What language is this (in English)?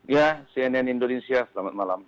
Indonesian